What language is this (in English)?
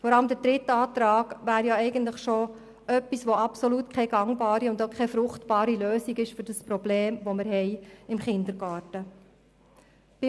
Swiss German